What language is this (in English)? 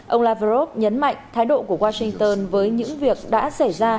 Vietnamese